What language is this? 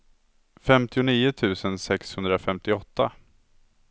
Swedish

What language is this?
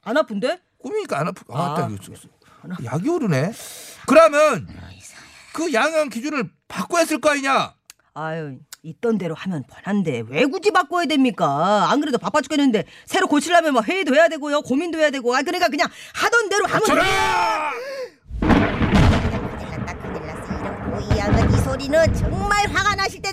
Korean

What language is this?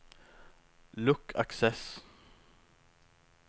Norwegian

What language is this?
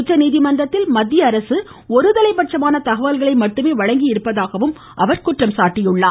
Tamil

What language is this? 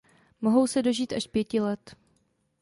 Czech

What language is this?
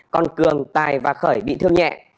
Vietnamese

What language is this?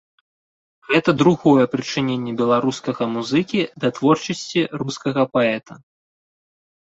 Belarusian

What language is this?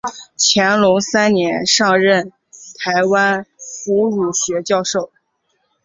Chinese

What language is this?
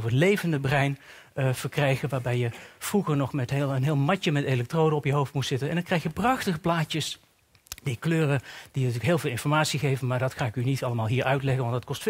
Dutch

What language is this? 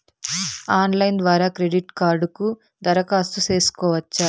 Telugu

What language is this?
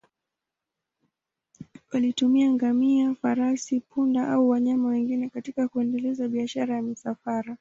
Swahili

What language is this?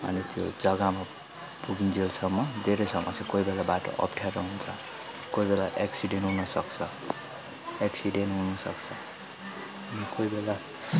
Nepali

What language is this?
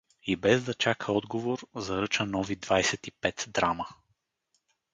Bulgarian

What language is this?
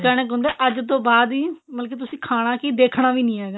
Punjabi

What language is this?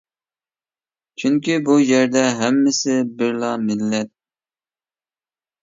Uyghur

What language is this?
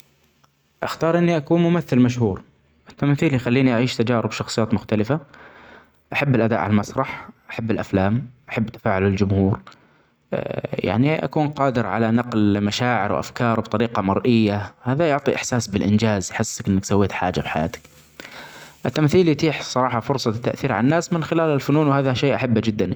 Omani Arabic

